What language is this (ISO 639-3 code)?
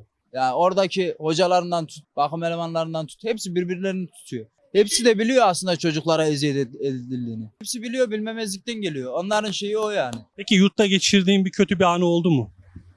tur